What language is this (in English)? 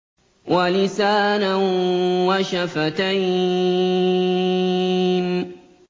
Arabic